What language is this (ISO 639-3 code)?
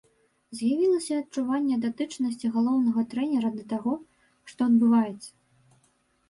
bel